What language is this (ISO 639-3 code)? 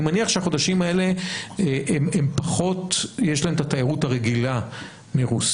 heb